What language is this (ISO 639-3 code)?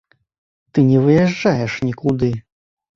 bel